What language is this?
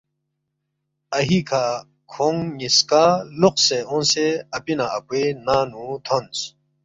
Balti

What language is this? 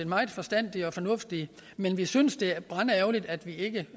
Danish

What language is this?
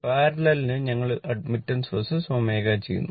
Malayalam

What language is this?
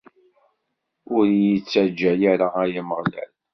Kabyle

